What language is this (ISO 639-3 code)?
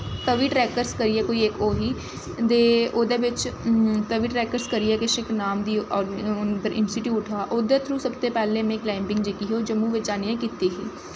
doi